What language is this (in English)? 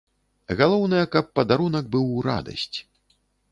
Belarusian